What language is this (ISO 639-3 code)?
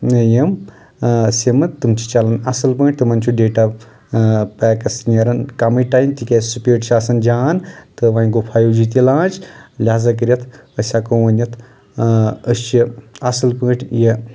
kas